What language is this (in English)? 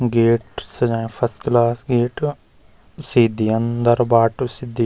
Garhwali